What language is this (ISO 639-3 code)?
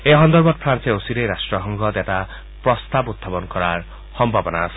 asm